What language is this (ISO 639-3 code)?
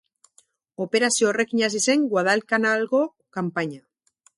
eus